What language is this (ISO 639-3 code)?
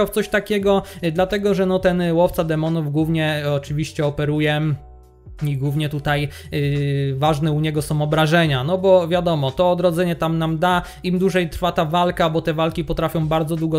pol